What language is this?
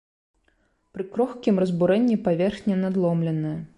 Belarusian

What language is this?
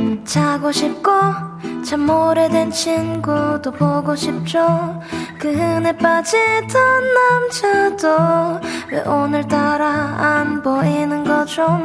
Korean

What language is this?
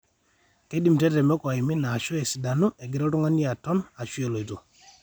Masai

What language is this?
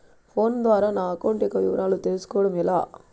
Telugu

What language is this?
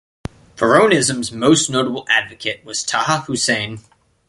English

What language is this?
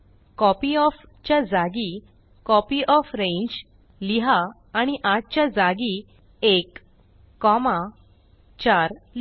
Marathi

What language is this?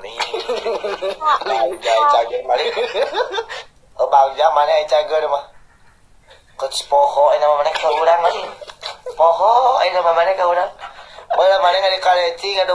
Indonesian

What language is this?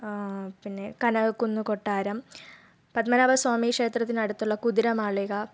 Malayalam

